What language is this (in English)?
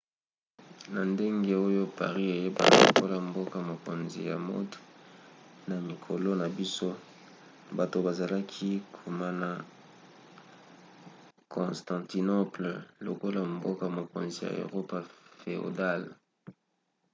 Lingala